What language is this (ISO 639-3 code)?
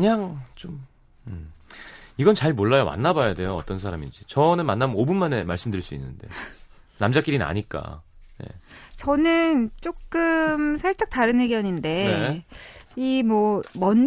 kor